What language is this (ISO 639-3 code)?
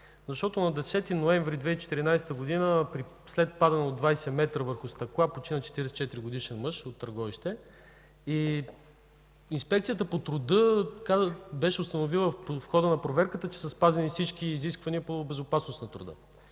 bul